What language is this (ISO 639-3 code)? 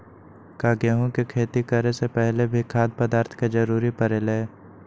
mag